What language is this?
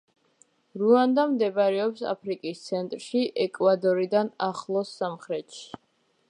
Georgian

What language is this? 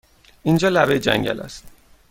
Persian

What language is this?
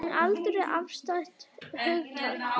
Icelandic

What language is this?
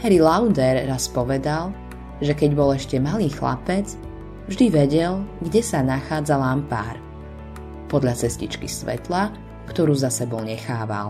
Slovak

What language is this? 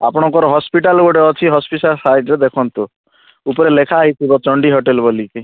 Odia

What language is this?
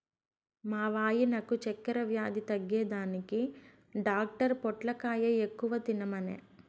Telugu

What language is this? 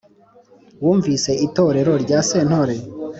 Kinyarwanda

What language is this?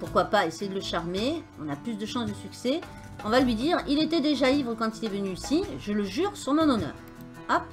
French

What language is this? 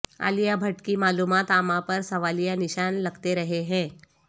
Urdu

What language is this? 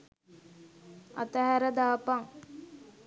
Sinhala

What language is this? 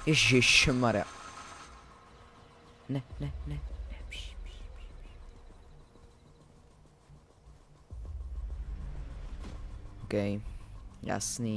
Czech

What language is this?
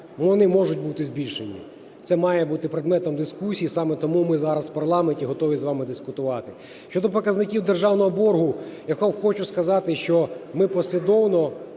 Ukrainian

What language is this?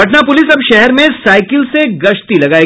Hindi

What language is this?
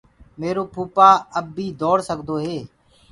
Gurgula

